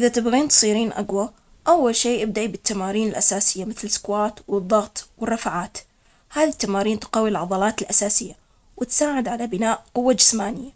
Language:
Omani Arabic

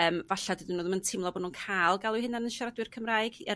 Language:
Welsh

